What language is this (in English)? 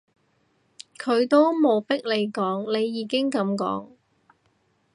Cantonese